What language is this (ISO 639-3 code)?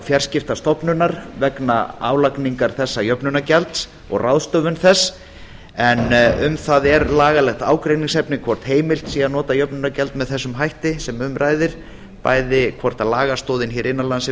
isl